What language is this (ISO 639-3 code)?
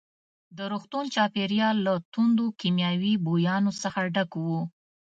pus